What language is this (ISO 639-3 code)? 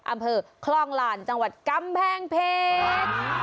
tha